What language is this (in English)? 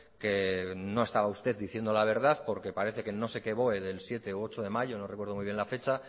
Spanish